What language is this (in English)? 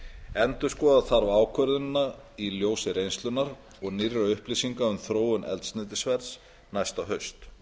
Icelandic